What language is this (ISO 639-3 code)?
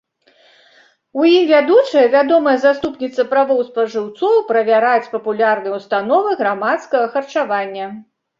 bel